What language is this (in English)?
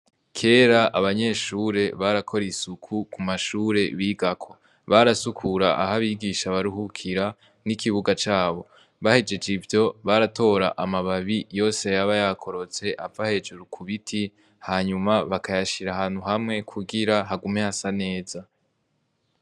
Rundi